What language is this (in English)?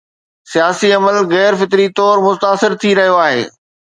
Sindhi